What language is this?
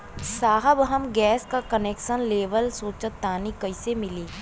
Bhojpuri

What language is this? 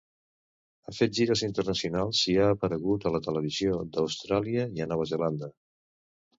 Catalan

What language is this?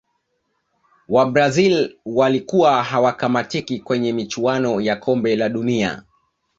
Swahili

